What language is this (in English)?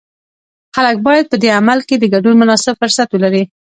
Pashto